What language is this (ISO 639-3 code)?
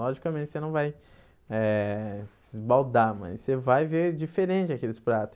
por